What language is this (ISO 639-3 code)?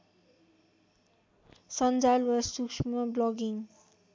nep